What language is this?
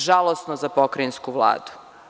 Serbian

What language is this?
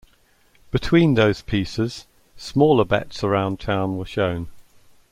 English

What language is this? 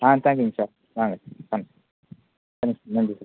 Tamil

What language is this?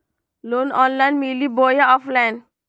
Magahi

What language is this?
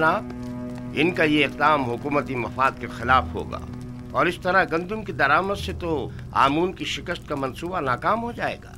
Hindi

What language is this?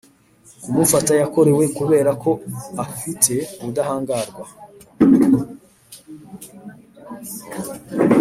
Kinyarwanda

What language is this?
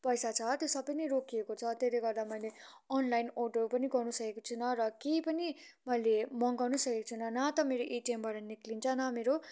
Nepali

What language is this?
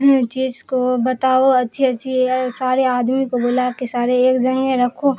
Urdu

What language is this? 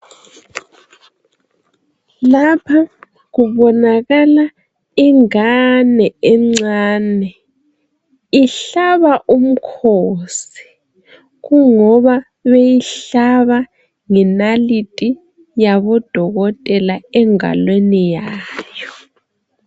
North Ndebele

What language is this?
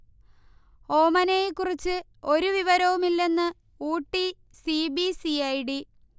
Malayalam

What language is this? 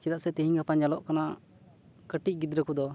Santali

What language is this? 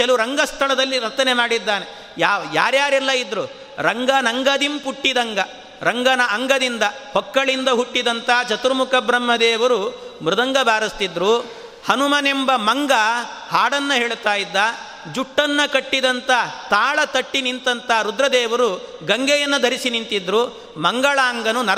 Kannada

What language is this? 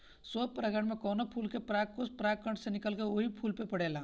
Bhojpuri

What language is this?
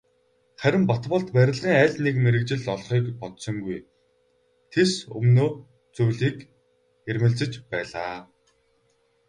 Mongolian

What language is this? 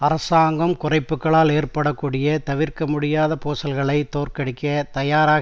Tamil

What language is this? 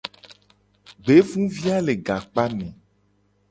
Gen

